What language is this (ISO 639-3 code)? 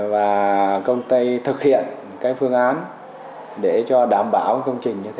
vie